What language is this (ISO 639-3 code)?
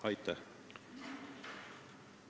est